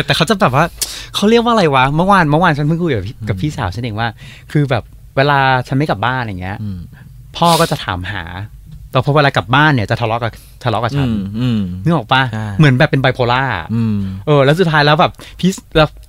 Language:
Thai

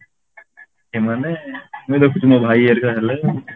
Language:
Odia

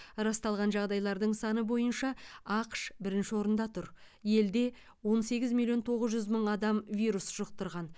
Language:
Kazakh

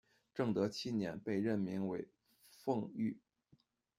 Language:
Chinese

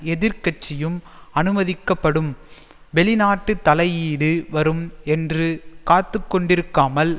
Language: Tamil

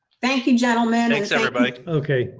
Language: English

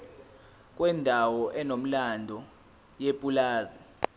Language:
Zulu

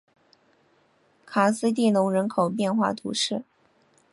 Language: Chinese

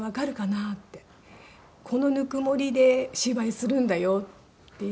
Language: Japanese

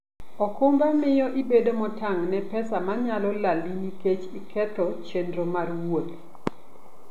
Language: Luo (Kenya and Tanzania)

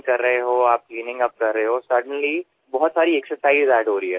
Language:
Assamese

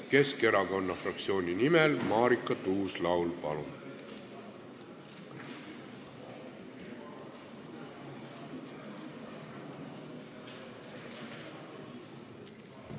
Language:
Estonian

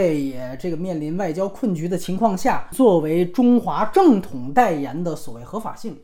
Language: Chinese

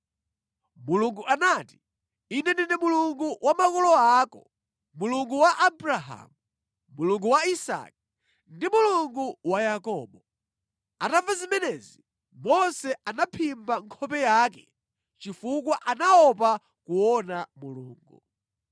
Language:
Nyanja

